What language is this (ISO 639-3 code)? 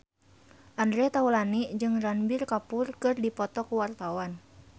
sun